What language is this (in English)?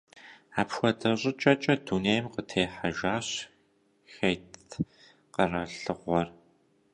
Kabardian